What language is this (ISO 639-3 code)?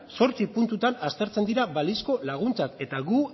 eus